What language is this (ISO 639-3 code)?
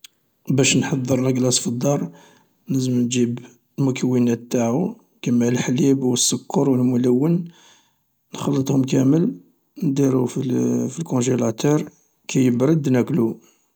arq